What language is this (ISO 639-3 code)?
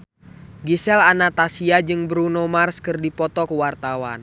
sun